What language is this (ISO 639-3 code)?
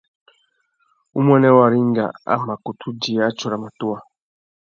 bag